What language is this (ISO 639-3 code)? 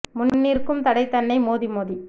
tam